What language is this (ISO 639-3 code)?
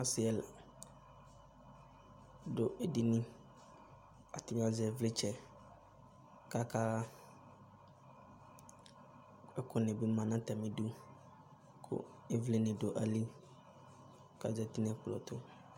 kpo